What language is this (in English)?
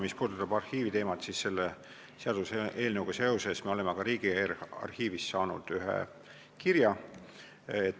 Estonian